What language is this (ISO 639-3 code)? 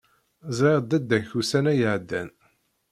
kab